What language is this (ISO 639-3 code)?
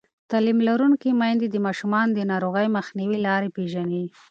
pus